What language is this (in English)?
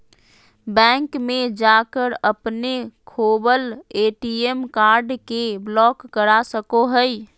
Magahi